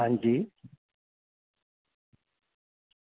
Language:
Dogri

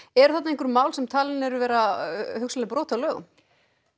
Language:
Icelandic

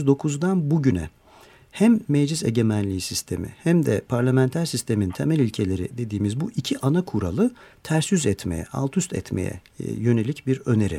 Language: Turkish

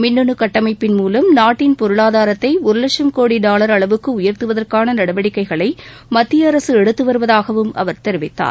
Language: Tamil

